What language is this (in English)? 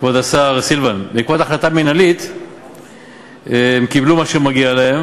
Hebrew